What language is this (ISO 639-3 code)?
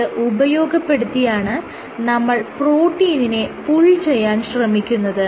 mal